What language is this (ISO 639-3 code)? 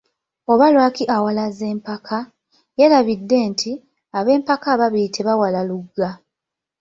lug